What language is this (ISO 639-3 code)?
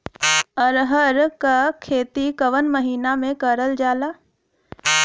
bho